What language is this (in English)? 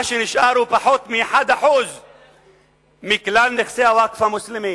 Hebrew